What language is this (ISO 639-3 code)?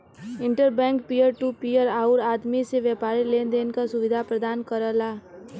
bho